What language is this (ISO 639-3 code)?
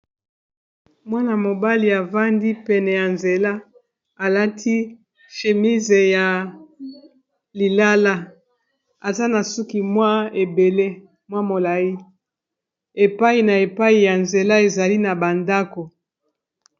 lin